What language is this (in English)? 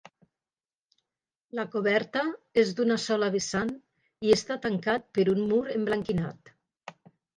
Catalan